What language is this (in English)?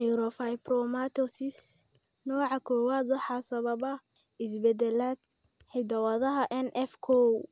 Somali